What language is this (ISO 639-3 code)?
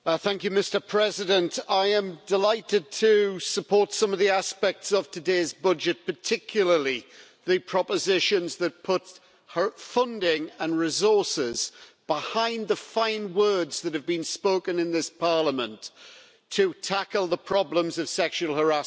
eng